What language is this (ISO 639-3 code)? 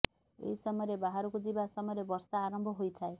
ori